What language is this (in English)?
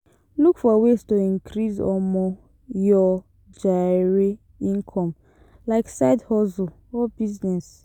Nigerian Pidgin